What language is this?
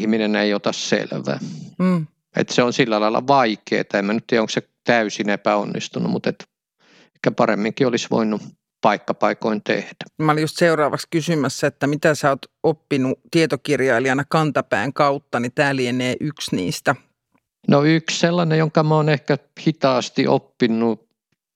Finnish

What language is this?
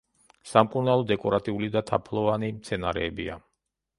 Georgian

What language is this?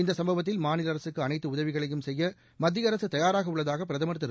Tamil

